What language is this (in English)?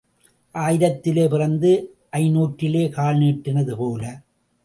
Tamil